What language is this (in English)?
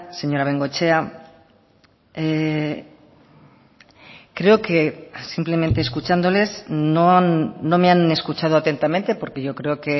Spanish